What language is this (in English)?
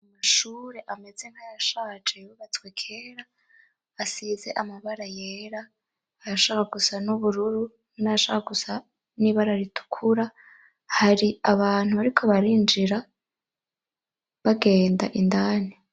Rundi